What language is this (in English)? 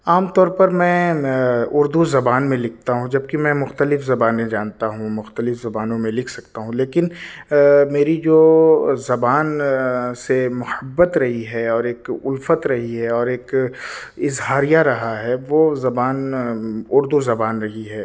Urdu